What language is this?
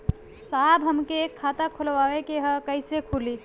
Bhojpuri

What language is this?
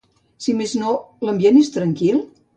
Catalan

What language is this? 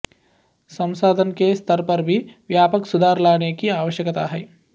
Sanskrit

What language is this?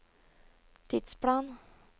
Norwegian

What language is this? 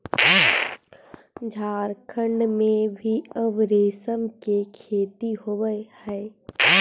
Magahi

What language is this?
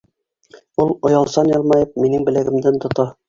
Bashkir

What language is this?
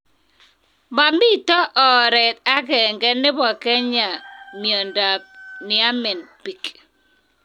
Kalenjin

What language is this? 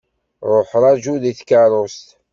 Kabyle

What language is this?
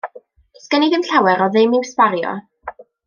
Welsh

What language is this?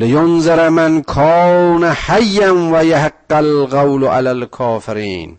Persian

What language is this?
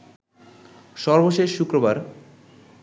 Bangla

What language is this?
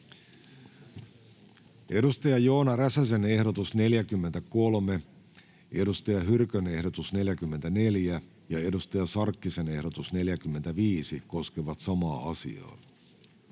Finnish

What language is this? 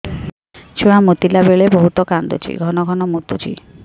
Odia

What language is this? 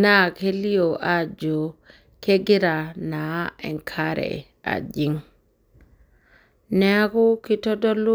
Masai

